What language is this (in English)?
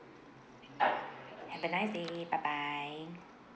English